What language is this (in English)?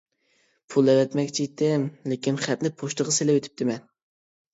Uyghur